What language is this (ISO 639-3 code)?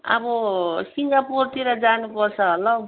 nep